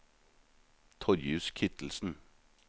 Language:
Norwegian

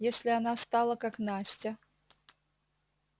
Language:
Russian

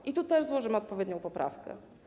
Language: Polish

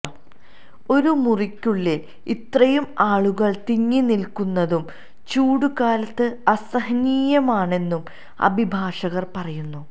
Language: Malayalam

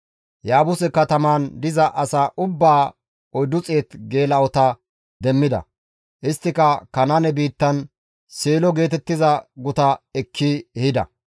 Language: Gamo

